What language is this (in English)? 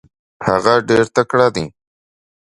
Pashto